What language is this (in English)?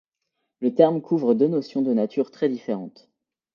French